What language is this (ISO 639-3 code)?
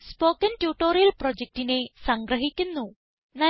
mal